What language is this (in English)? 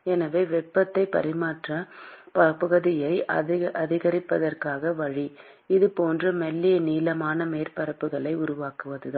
Tamil